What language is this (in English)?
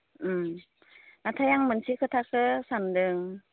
Bodo